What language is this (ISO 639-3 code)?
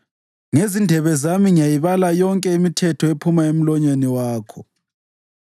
nde